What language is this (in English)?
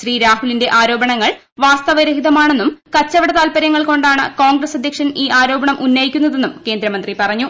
Malayalam